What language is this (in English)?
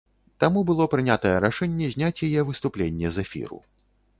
Belarusian